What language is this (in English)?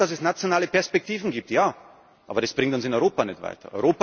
German